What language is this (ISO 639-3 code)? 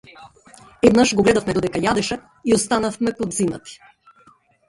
mkd